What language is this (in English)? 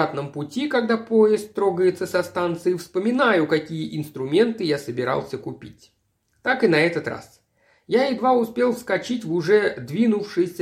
Russian